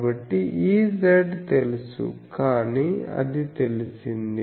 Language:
Telugu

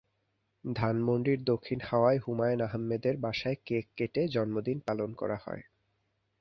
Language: Bangla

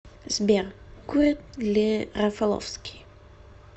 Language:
Russian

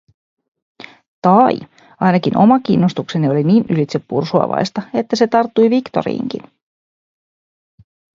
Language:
Finnish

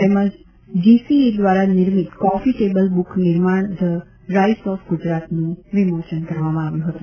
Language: Gujarati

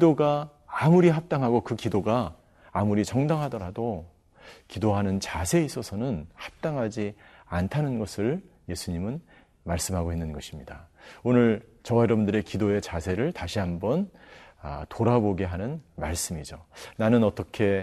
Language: Korean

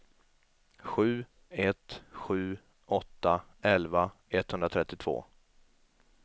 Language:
Swedish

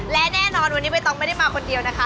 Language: Thai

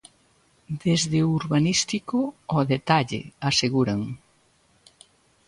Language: Galician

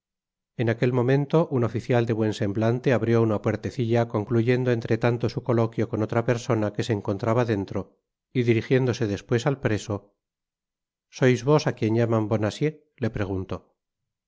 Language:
Spanish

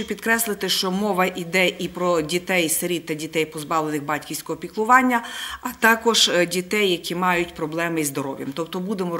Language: Ukrainian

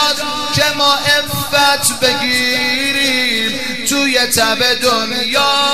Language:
Persian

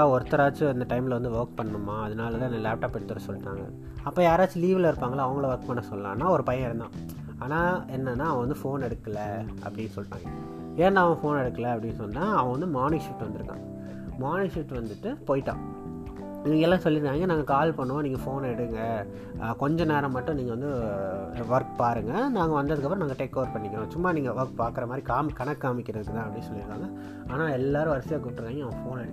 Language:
Tamil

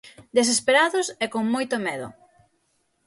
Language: Galician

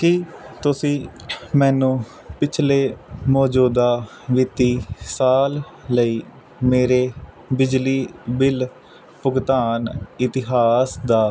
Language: Punjabi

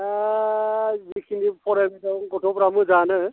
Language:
Bodo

